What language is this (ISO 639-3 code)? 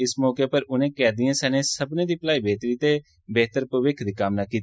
doi